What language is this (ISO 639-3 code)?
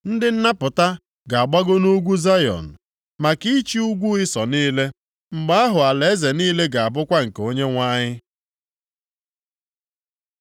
ibo